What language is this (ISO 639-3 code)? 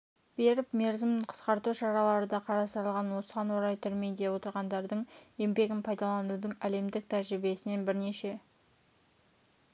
kaz